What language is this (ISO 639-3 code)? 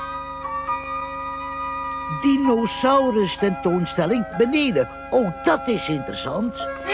nld